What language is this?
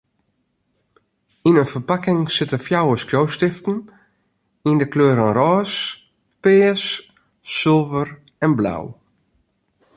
Western Frisian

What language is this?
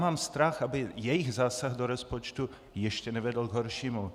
Czech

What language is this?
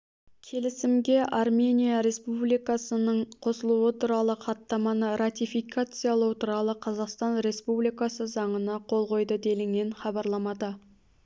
Kazakh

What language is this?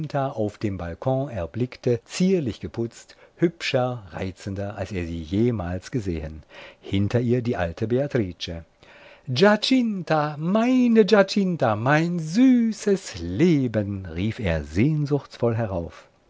German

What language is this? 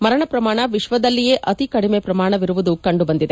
Kannada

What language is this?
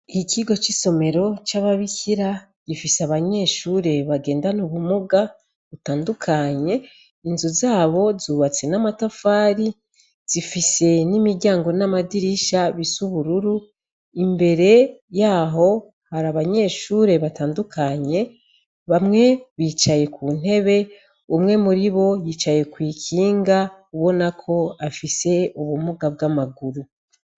Rundi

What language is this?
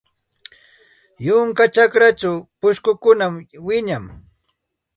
Santa Ana de Tusi Pasco Quechua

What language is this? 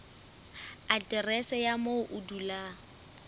Southern Sotho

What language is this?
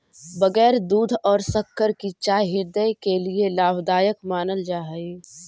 Magahi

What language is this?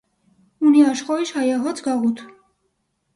Armenian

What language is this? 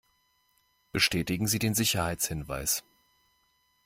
German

